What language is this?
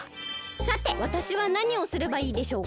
Japanese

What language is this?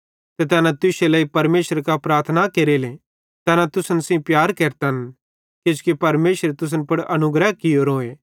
Bhadrawahi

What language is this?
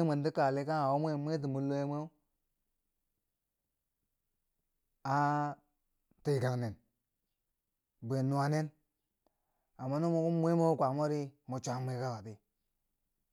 Bangwinji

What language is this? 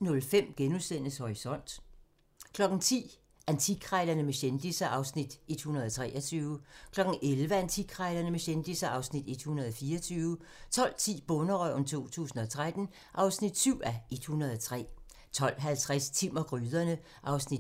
Danish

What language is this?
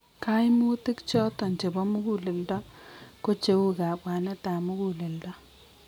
Kalenjin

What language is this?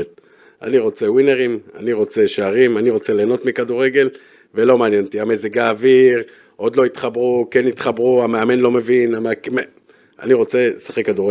Hebrew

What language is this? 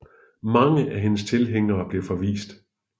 Danish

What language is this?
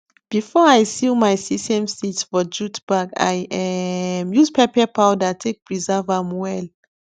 Nigerian Pidgin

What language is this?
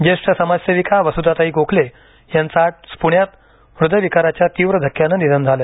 Marathi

